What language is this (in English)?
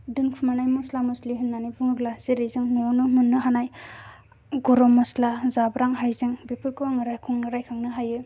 Bodo